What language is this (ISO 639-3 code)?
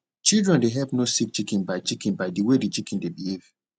pcm